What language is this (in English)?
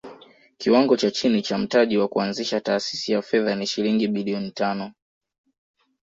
Swahili